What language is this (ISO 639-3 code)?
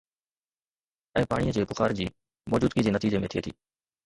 snd